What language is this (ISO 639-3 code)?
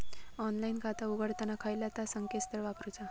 mar